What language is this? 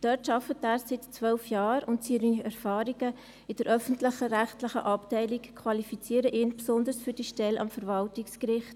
Swiss German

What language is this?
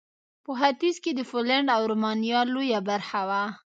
Pashto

